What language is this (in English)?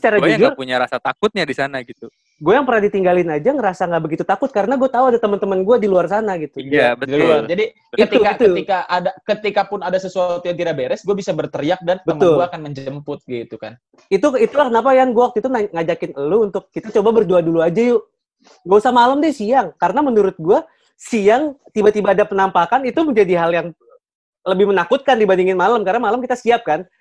Indonesian